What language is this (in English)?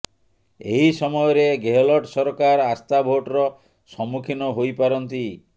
Odia